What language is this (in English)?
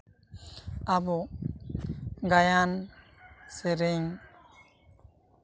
Santali